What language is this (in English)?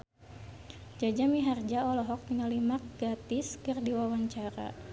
Sundanese